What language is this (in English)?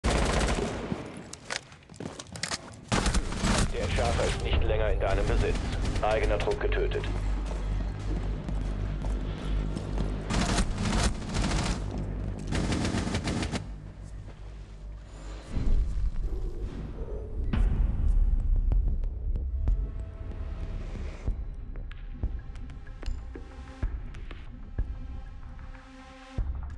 German